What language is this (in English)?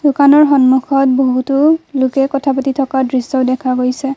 Assamese